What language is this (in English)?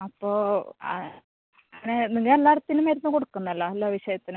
Malayalam